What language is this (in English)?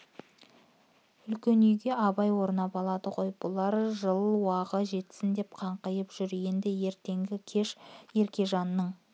Kazakh